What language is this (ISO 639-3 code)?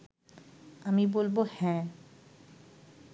ben